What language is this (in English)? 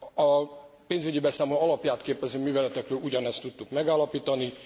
Hungarian